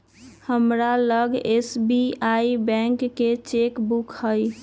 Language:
Magahi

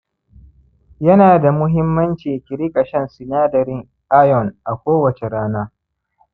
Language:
Hausa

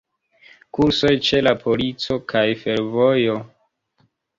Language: Esperanto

